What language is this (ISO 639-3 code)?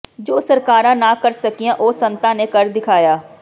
pan